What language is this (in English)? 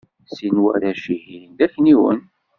Kabyle